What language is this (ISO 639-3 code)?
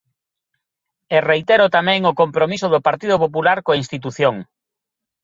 glg